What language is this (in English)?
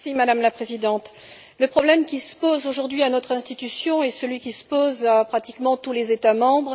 French